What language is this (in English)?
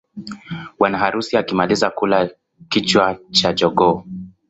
Swahili